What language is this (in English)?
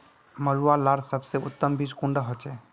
Magahi